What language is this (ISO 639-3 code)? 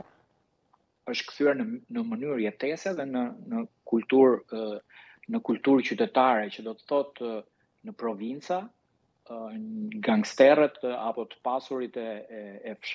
ron